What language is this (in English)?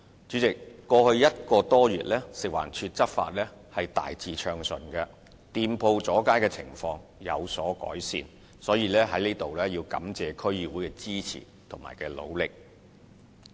Cantonese